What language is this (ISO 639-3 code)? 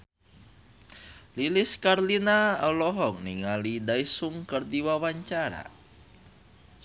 sun